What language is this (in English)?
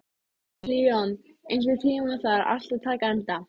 Icelandic